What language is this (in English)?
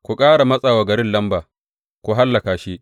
Hausa